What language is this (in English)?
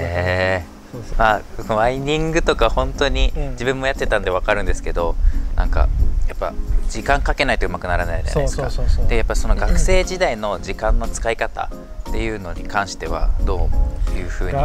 Japanese